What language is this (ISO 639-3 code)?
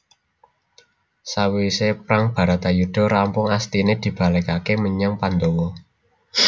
jav